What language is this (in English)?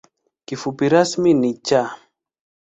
Swahili